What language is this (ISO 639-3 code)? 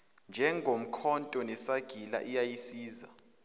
zul